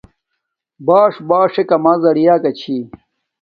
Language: Domaaki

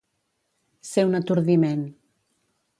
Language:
Catalan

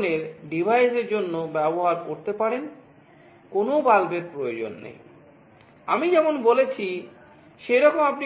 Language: Bangla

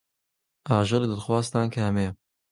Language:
Central Kurdish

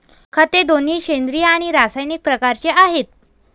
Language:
Marathi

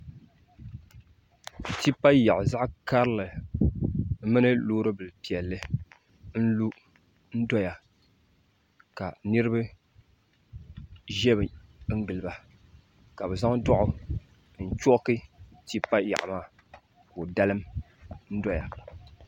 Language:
Dagbani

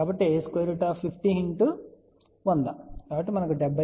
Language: Telugu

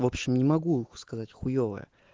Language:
Russian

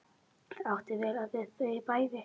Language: Icelandic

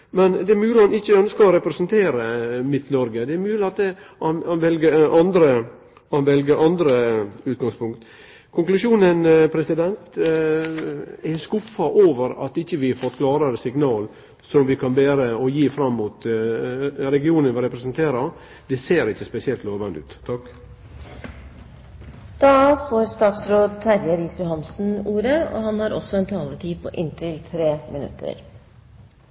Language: Norwegian Nynorsk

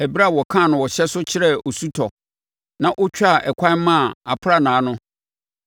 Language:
Akan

